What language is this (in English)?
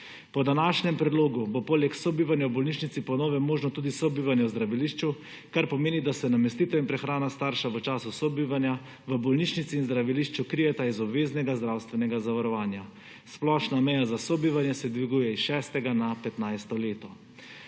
Slovenian